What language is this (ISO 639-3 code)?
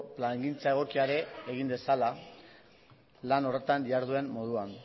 eus